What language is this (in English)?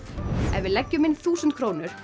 Icelandic